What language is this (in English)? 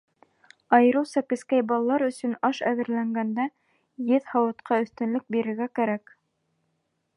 Bashkir